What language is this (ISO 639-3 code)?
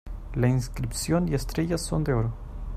spa